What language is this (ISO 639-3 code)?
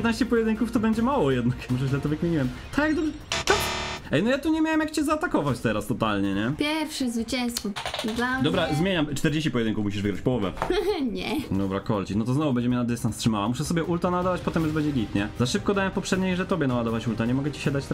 pol